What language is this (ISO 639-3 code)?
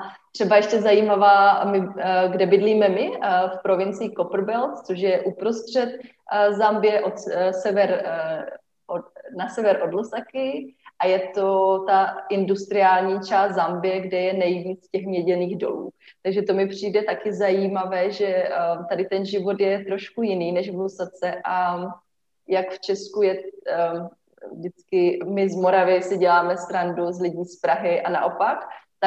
ces